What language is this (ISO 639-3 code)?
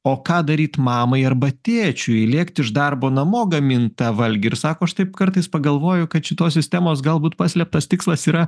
lit